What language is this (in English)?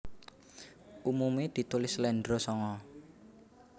Javanese